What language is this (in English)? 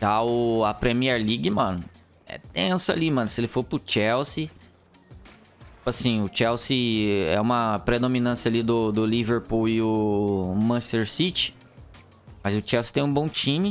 Portuguese